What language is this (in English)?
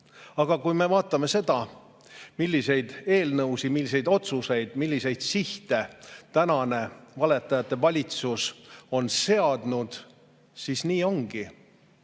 Estonian